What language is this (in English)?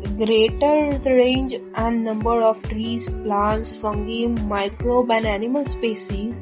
English